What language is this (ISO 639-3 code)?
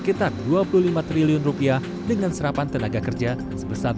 ind